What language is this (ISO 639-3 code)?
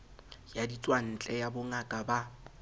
sot